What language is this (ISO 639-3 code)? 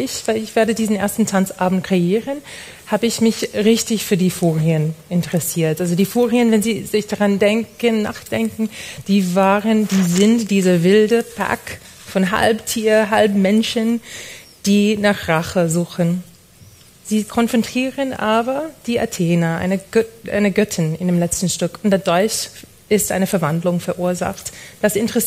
deu